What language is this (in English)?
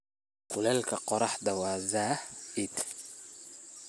Somali